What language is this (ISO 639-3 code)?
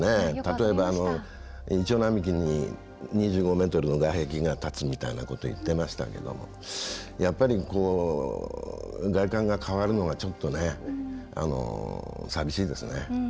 jpn